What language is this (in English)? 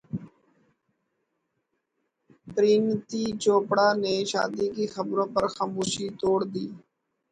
Urdu